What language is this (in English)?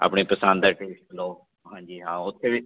Punjabi